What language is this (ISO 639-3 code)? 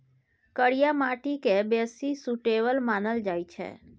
mai